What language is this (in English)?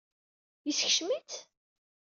Kabyle